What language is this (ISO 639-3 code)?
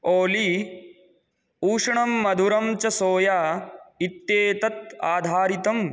san